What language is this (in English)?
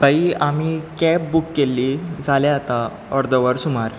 Konkani